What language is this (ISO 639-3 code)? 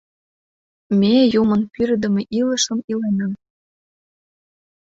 chm